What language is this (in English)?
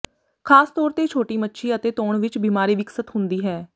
Punjabi